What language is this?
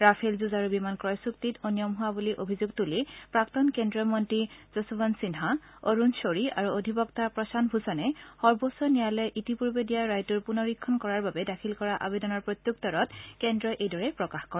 Assamese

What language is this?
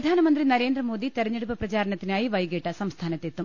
Malayalam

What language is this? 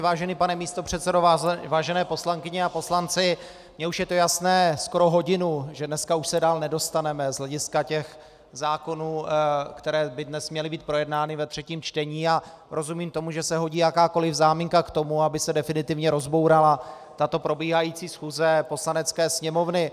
Czech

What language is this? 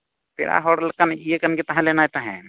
Santali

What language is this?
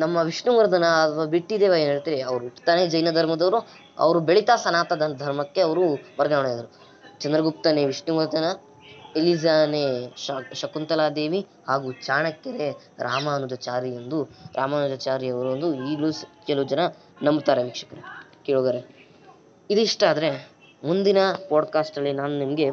Kannada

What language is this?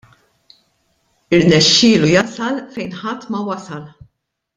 Maltese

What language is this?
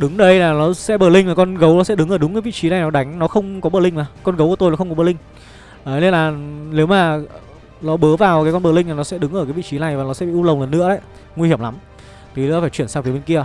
Vietnamese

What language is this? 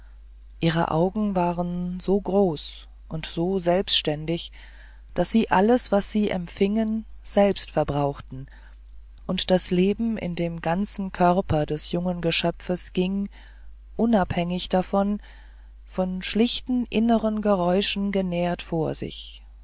German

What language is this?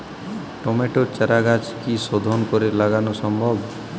Bangla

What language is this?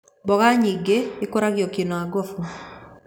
Kikuyu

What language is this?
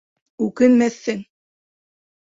Bashkir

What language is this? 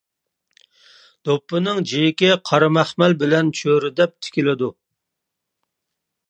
Uyghur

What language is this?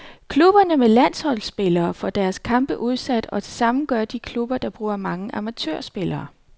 Danish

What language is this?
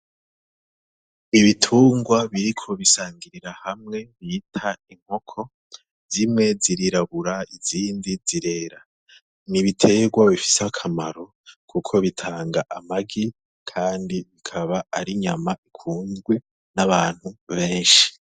Rundi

